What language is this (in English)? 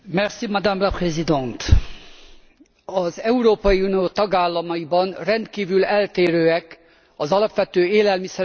Hungarian